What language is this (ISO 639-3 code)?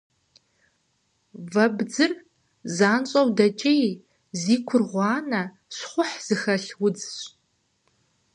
kbd